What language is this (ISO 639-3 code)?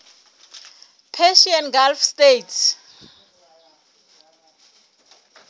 sot